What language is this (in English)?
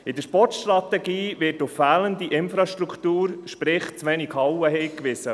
Swiss German